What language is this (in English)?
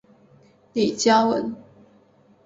Chinese